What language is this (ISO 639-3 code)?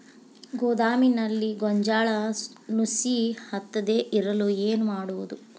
kan